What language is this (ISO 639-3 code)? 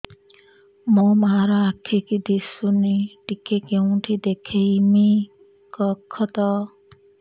ori